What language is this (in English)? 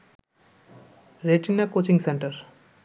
Bangla